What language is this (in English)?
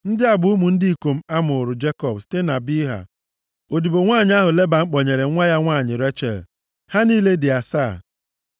Igbo